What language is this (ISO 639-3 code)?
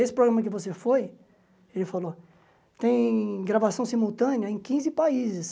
por